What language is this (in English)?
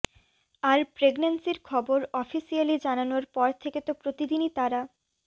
Bangla